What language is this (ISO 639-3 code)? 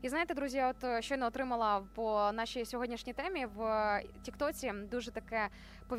ukr